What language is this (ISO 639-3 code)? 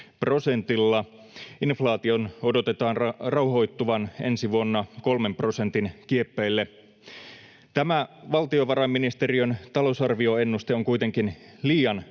fin